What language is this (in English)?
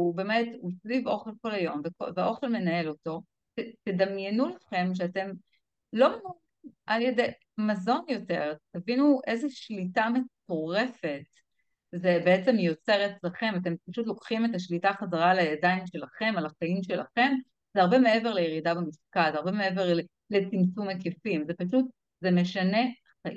Hebrew